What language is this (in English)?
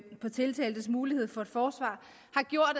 Danish